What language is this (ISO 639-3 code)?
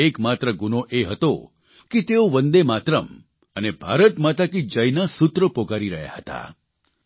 guj